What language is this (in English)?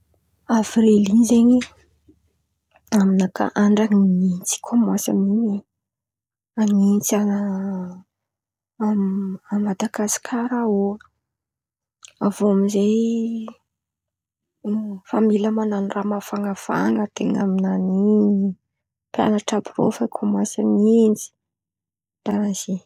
Antankarana Malagasy